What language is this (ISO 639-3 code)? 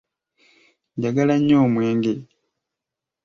lug